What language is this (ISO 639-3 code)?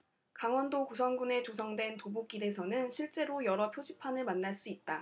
kor